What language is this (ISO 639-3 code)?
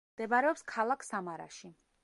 kat